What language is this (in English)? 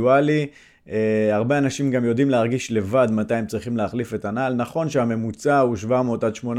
Hebrew